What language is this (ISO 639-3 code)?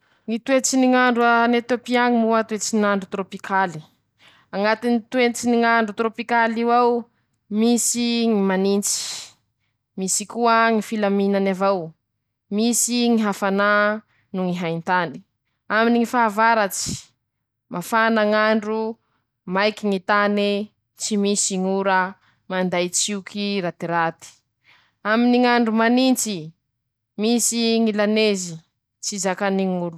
msh